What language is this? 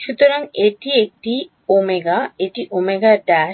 Bangla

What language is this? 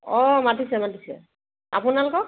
Assamese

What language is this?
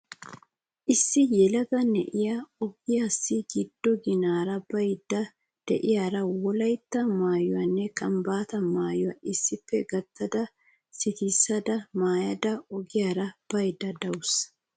Wolaytta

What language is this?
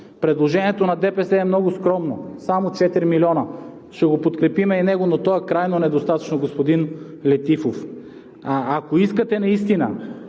Bulgarian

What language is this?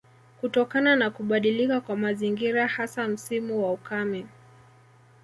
Swahili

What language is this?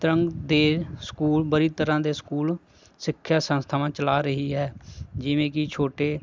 Punjabi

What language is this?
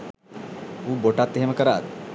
Sinhala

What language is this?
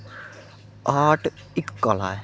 Dogri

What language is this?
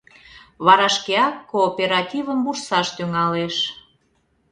Mari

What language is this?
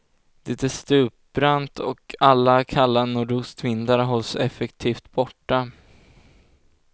Swedish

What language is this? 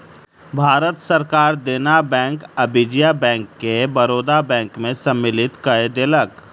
Maithili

